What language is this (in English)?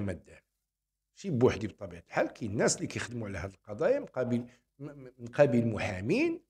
Arabic